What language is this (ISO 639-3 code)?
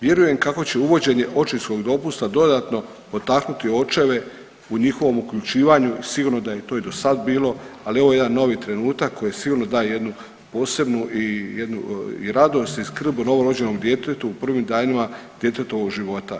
hrv